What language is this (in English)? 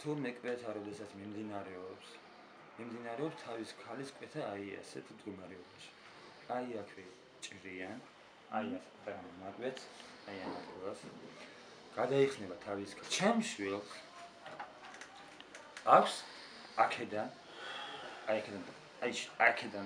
Turkish